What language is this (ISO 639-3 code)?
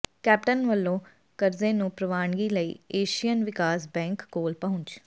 pan